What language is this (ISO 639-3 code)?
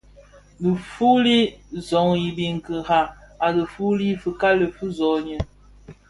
ksf